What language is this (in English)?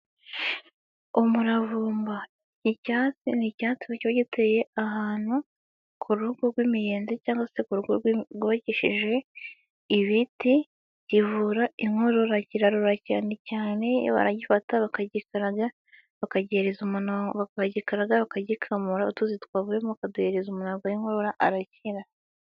Kinyarwanda